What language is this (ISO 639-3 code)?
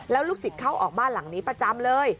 tha